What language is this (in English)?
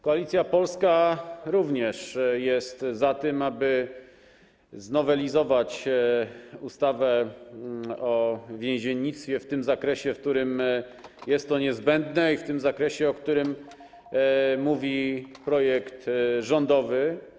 Polish